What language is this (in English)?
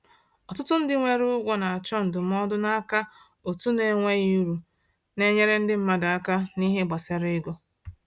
Igbo